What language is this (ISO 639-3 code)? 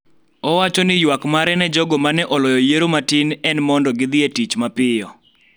luo